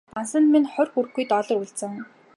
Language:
Mongolian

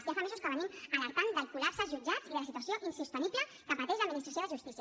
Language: Catalan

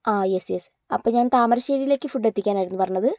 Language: Malayalam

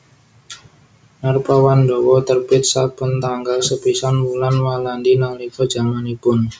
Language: Javanese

